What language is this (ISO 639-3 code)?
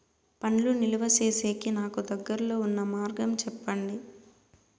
tel